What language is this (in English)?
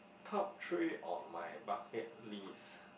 English